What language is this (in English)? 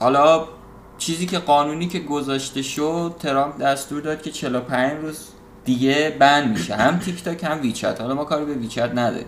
Persian